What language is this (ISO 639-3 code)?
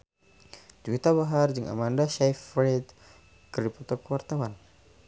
sun